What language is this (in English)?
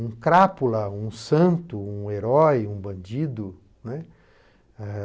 Portuguese